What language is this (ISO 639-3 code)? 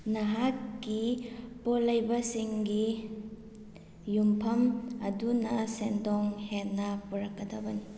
mni